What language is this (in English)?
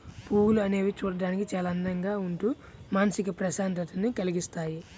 Telugu